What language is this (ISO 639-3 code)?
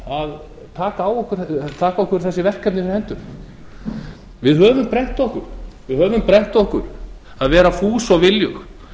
isl